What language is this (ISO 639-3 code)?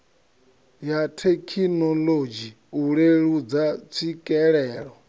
ven